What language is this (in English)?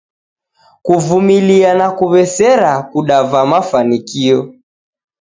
Taita